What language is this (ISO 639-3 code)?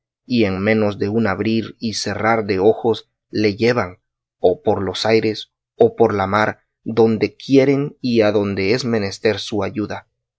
spa